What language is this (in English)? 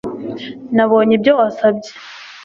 Kinyarwanda